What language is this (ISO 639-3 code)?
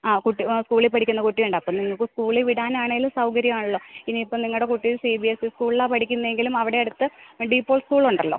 mal